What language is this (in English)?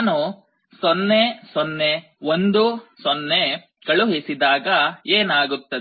Kannada